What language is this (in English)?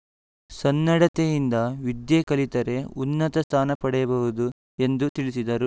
Kannada